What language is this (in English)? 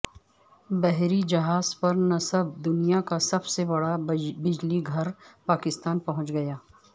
Urdu